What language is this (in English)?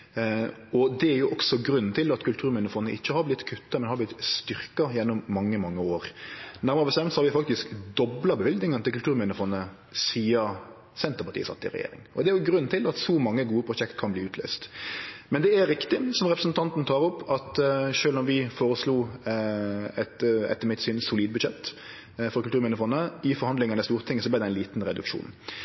Norwegian Nynorsk